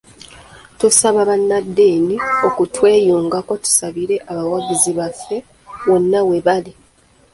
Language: Ganda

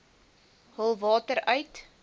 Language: Afrikaans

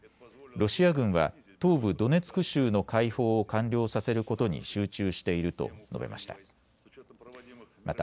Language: Japanese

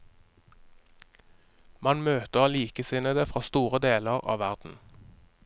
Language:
Norwegian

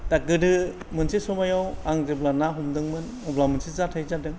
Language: Bodo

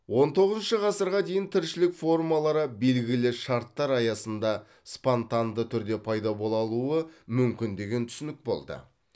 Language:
Kazakh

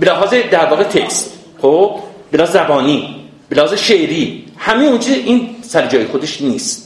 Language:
Persian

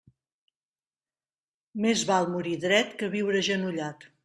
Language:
Catalan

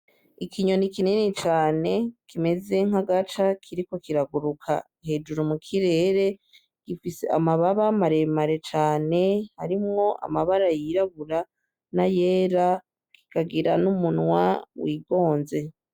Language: Rundi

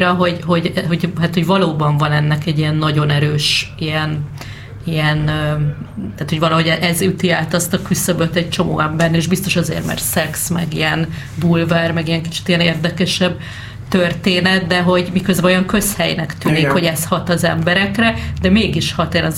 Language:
Hungarian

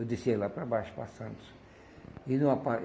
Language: Portuguese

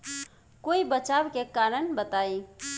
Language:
Bhojpuri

